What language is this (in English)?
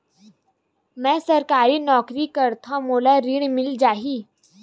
Chhattisgarhi